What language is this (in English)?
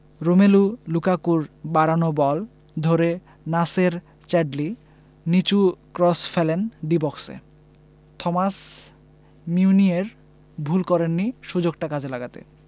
Bangla